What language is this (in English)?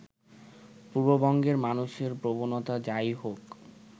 Bangla